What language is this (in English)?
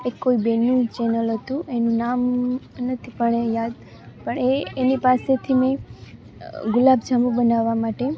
Gujarati